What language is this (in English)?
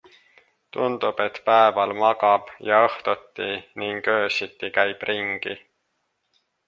Estonian